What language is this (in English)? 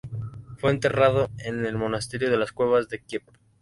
Spanish